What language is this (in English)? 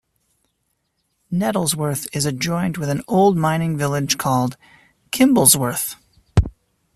English